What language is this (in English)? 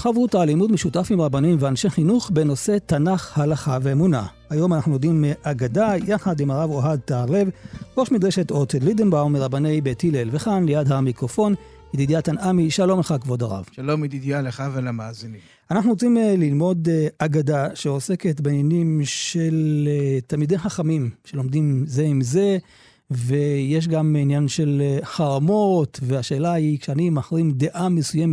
Hebrew